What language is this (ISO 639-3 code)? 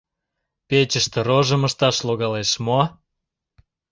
chm